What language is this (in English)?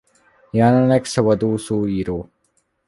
Hungarian